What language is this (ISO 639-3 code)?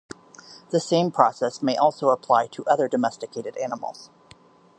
eng